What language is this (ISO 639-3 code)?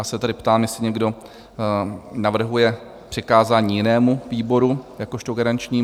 ces